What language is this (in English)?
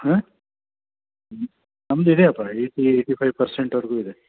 Kannada